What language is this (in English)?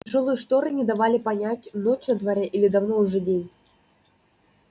Russian